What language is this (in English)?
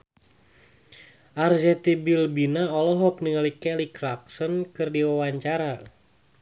Sundanese